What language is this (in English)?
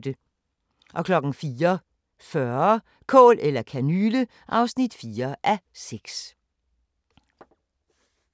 Danish